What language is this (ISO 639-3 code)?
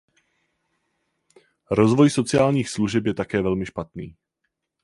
ces